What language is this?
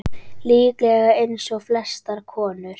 Icelandic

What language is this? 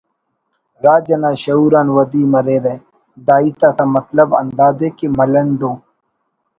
Brahui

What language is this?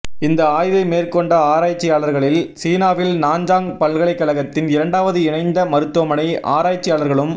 Tamil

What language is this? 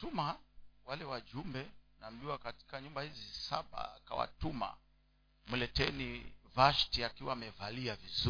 Swahili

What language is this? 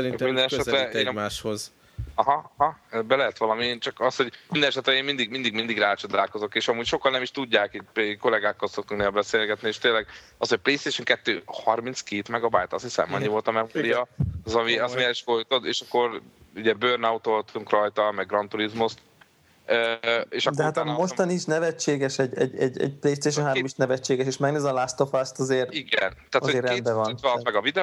Hungarian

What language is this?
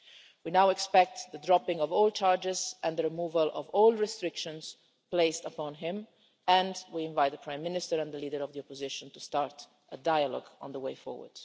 English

